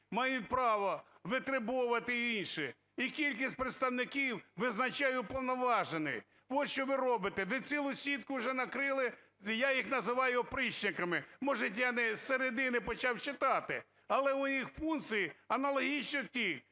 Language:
Ukrainian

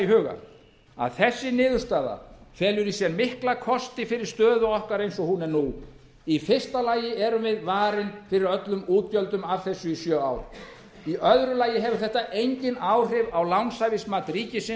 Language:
Icelandic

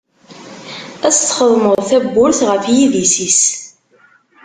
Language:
Kabyle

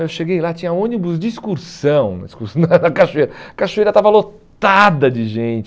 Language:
Portuguese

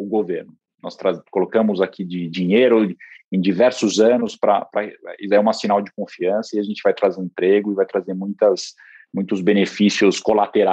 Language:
Portuguese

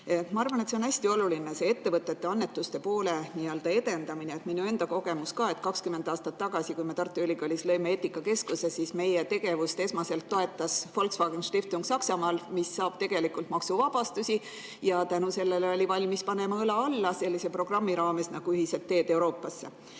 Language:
Estonian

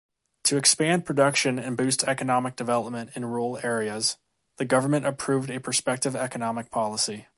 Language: English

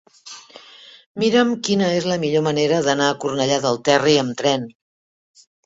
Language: Catalan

